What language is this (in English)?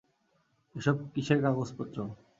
Bangla